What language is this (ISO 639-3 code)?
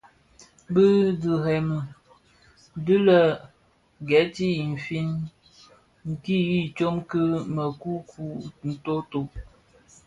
ksf